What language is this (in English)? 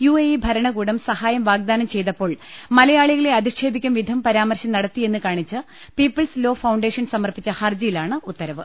Malayalam